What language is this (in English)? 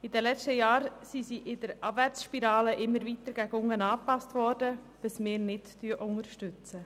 Swiss German